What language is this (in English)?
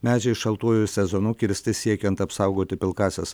Lithuanian